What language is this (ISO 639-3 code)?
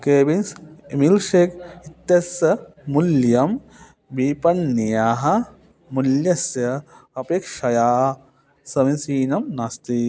san